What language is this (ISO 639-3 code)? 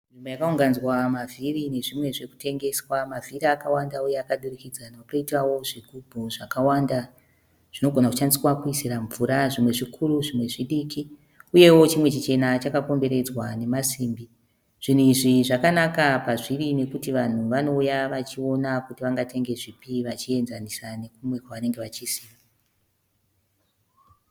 sna